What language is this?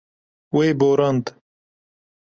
Kurdish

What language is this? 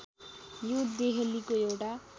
Nepali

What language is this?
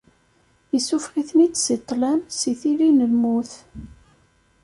Kabyle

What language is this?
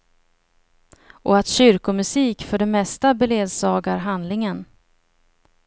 Swedish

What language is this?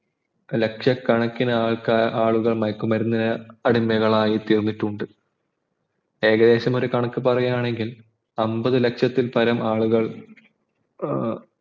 Malayalam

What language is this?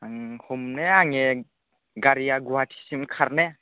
Bodo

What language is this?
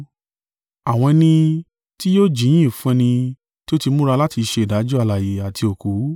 Yoruba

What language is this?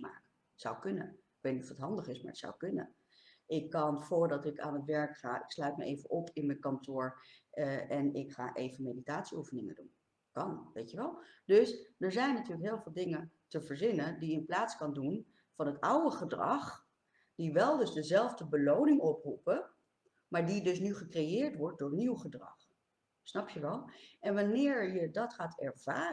Dutch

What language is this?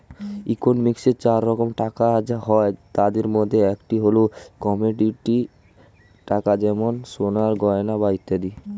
Bangla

